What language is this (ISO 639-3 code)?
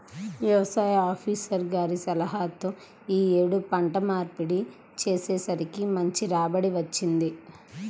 tel